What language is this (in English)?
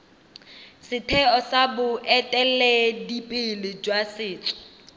Tswana